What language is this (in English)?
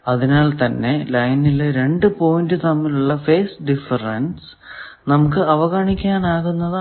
Malayalam